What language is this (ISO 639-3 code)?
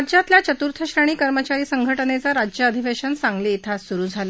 mar